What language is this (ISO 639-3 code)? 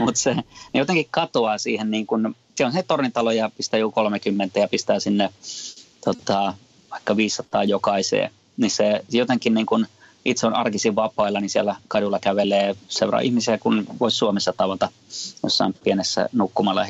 fin